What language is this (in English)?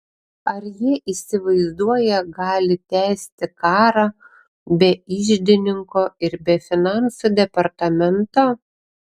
Lithuanian